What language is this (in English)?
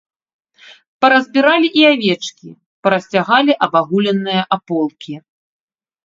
Belarusian